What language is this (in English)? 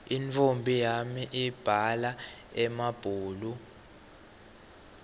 Swati